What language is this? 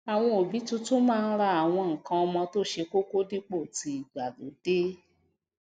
Yoruba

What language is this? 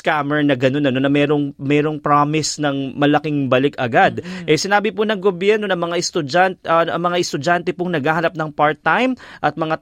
Filipino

